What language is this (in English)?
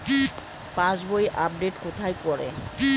Bangla